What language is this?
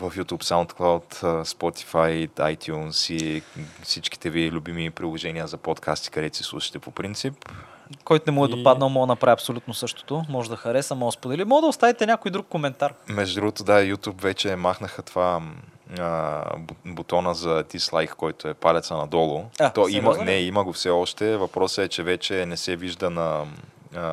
Bulgarian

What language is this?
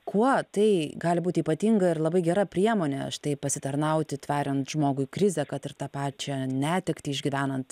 Lithuanian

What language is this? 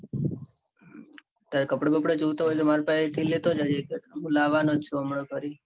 Gujarati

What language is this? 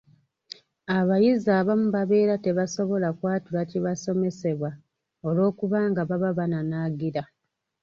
Ganda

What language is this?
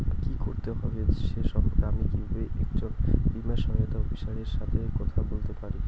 Bangla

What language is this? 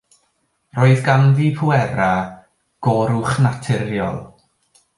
Welsh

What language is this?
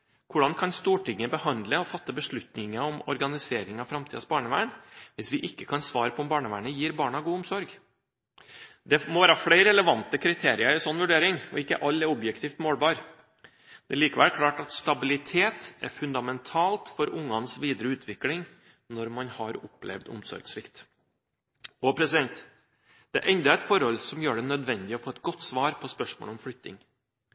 Norwegian Bokmål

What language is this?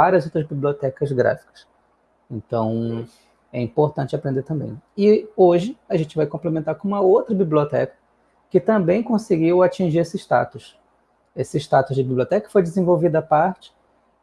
Portuguese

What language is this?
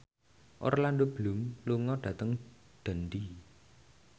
Javanese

